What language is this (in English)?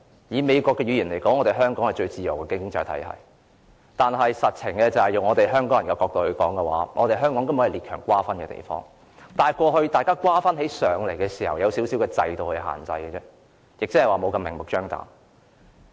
Cantonese